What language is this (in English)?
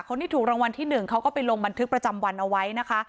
Thai